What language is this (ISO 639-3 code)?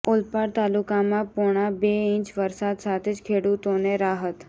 guj